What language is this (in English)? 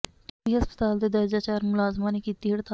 Punjabi